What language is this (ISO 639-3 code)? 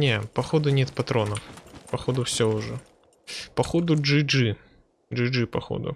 rus